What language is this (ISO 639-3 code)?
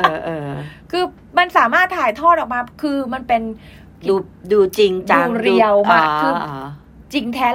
tha